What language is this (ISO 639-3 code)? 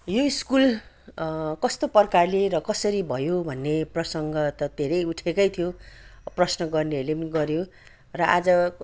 nep